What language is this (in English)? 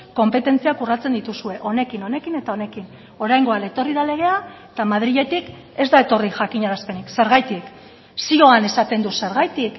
Basque